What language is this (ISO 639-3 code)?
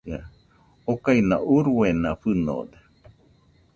hux